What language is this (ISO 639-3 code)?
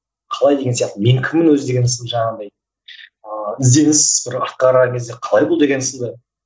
kaz